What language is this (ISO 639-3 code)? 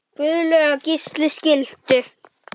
isl